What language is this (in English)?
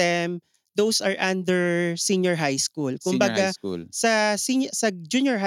Filipino